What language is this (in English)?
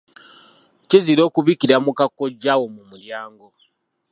Ganda